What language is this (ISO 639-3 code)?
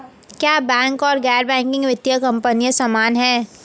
hin